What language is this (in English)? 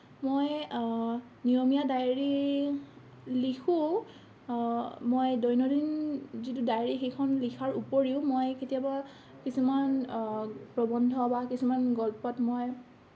Assamese